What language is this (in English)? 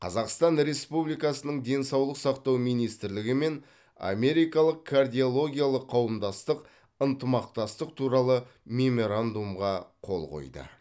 Kazakh